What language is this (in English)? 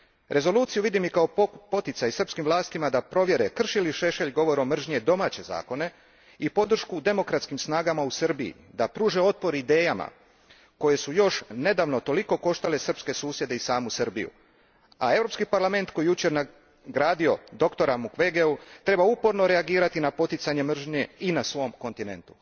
Croatian